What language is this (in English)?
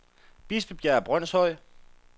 Danish